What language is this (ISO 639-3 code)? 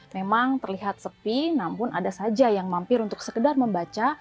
ind